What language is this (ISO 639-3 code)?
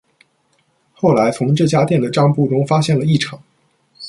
zho